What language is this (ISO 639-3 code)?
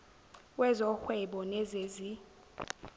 zul